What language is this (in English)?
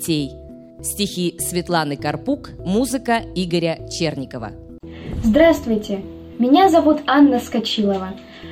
Russian